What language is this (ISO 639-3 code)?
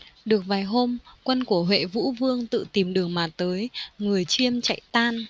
vie